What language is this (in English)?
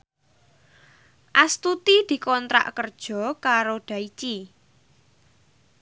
Javanese